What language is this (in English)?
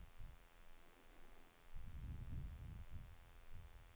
Swedish